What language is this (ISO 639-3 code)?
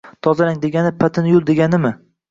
uzb